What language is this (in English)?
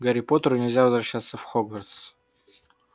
Russian